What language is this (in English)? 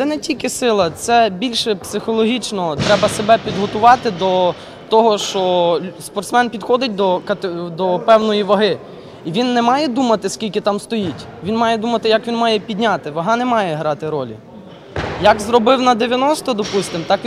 Ukrainian